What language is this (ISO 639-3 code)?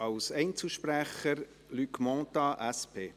gsw